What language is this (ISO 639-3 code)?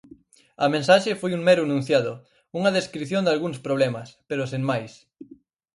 glg